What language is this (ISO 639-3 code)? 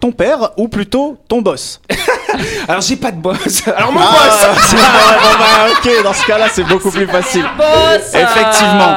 fra